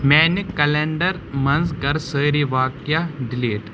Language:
Kashmiri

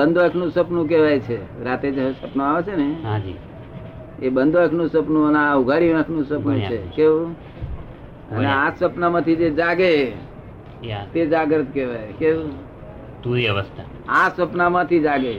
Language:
Gujarati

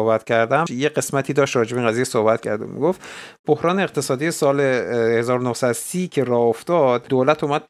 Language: Persian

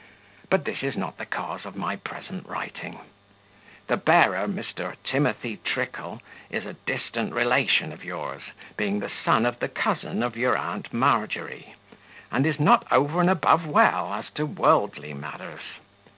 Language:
English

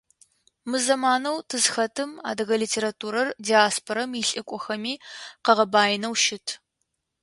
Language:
Adyghe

